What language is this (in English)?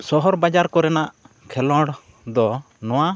Santali